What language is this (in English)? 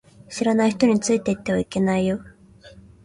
Japanese